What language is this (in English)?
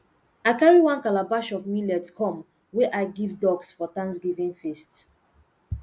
Nigerian Pidgin